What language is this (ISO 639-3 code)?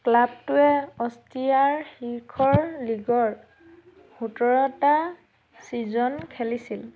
asm